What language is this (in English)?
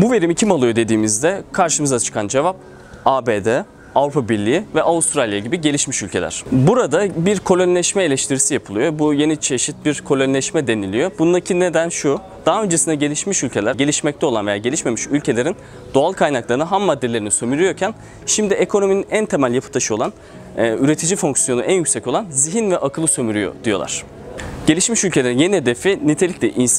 Turkish